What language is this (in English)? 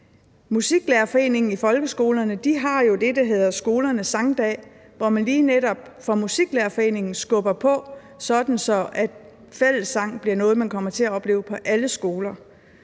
Danish